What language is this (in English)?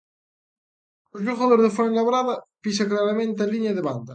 Galician